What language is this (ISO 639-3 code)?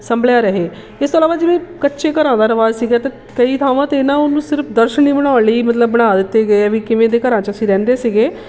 pan